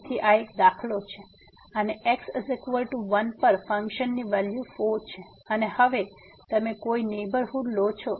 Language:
Gujarati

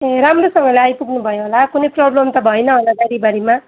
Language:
Nepali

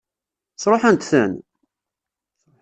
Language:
Kabyle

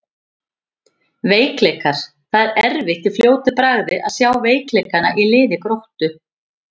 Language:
Icelandic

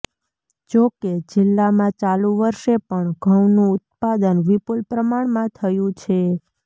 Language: Gujarati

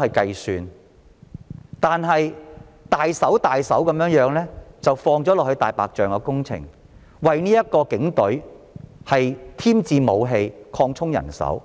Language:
Cantonese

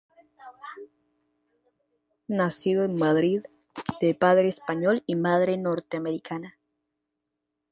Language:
Spanish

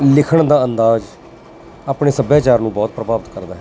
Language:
Punjabi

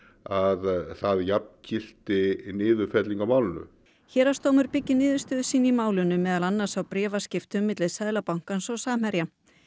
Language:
Icelandic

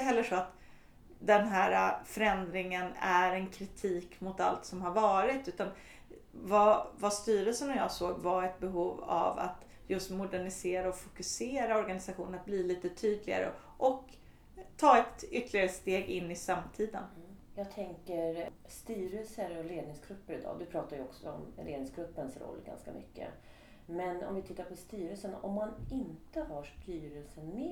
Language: Swedish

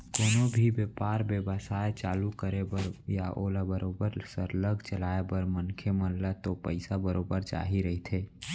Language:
Chhattisgarhi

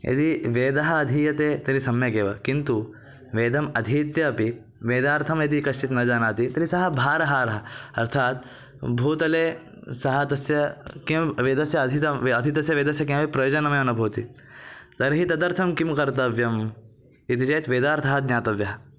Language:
Sanskrit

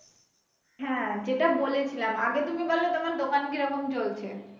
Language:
Bangla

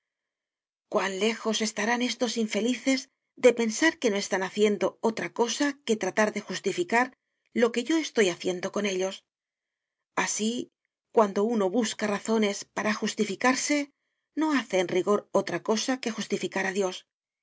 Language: Spanish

